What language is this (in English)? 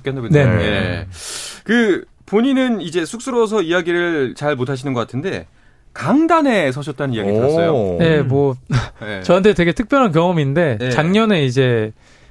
Korean